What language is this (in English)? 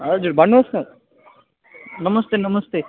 Nepali